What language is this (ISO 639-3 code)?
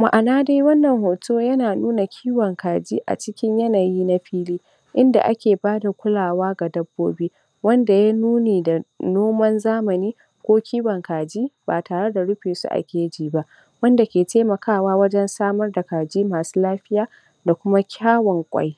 hau